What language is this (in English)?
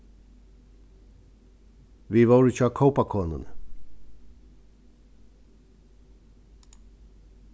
Faroese